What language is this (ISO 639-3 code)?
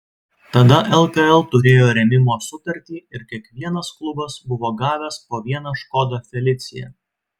lit